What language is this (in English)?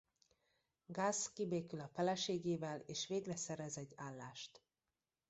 Hungarian